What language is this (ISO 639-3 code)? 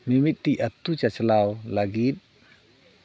sat